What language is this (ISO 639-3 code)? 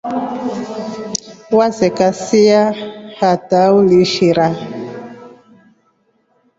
rof